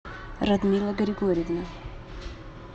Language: Russian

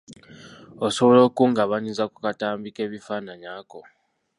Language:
Ganda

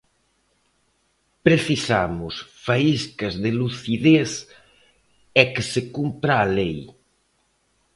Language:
Galician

